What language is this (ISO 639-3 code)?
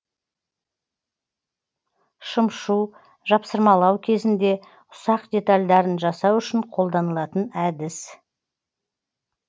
kaz